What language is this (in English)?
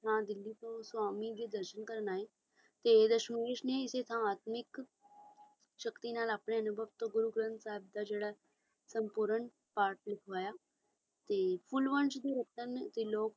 Punjabi